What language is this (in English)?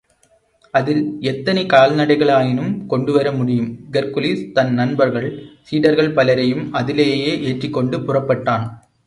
Tamil